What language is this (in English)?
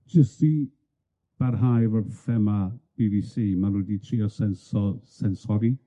Welsh